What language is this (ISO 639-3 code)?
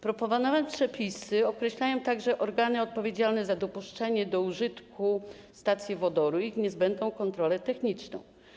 pol